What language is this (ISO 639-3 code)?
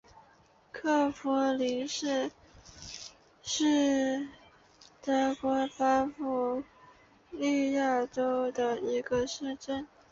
zho